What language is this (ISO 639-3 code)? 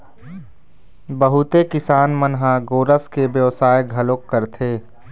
hne